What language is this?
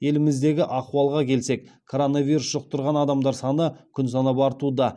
Kazakh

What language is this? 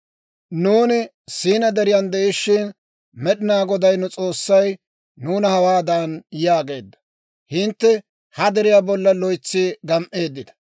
Dawro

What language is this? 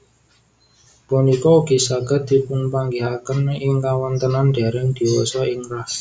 Javanese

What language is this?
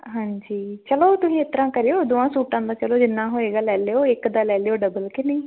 Punjabi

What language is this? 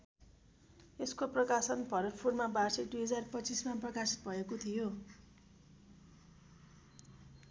Nepali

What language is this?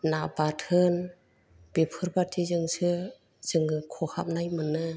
Bodo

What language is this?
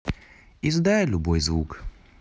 Russian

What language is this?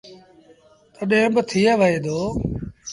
Sindhi Bhil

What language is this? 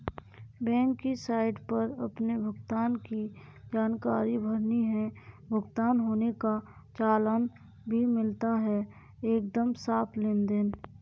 Hindi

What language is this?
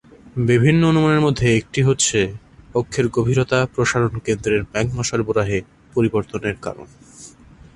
Bangla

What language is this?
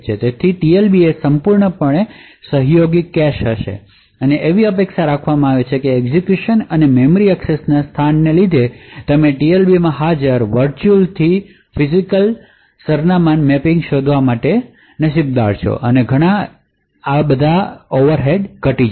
Gujarati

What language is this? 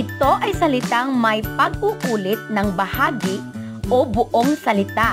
Filipino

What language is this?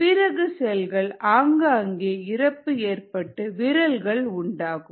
Tamil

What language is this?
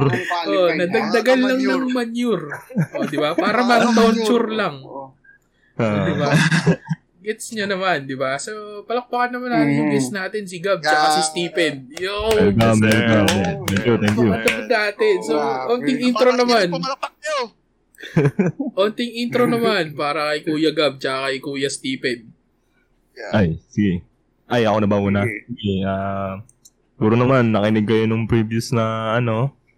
Filipino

